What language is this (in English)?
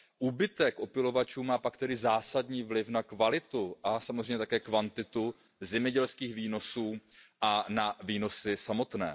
Czech